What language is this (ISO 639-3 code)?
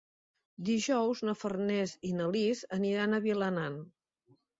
cat